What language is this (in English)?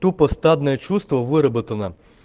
Russian